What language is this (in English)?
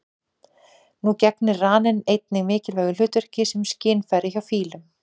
Icelandic